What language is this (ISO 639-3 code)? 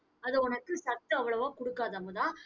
tam